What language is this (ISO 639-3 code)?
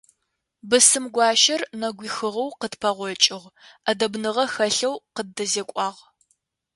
ady